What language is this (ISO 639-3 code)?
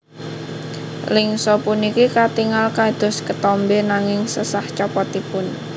jav